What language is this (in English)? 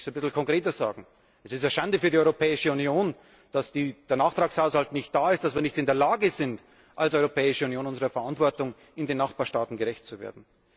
German